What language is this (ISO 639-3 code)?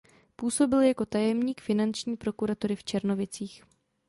ces